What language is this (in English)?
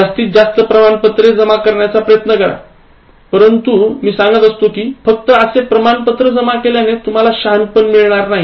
Marathi